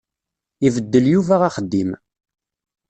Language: Kabyle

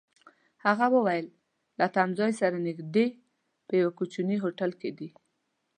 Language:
Pashto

